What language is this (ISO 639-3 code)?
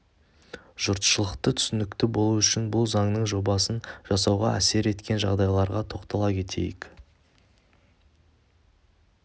kaz